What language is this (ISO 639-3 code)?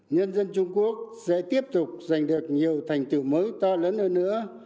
vie